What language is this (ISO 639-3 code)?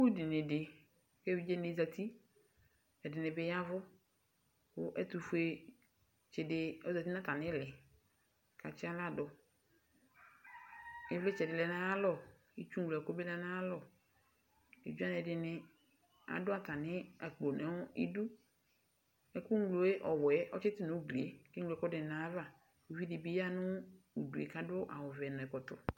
kpo